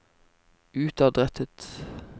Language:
Norwegian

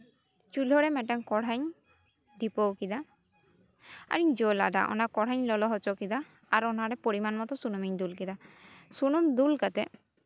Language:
Santali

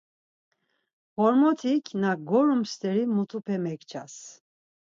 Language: Laz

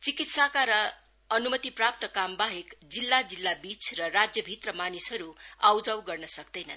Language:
Nepali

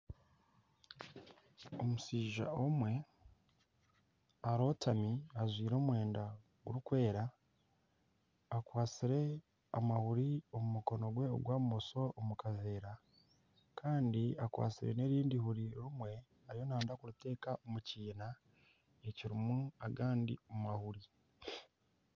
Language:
Nyankole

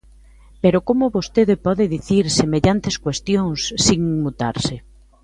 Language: Galician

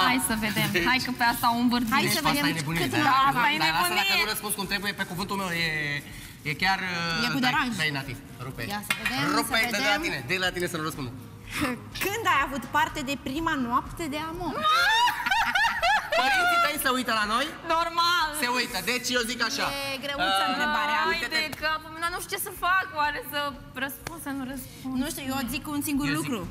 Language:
Romanian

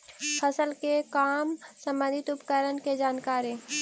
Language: Magahi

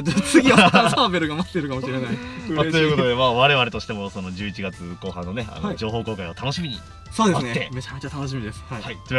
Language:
Japanese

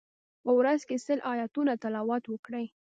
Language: Pashto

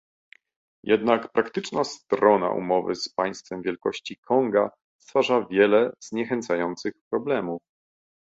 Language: Polish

